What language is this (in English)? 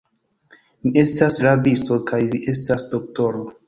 Esperanto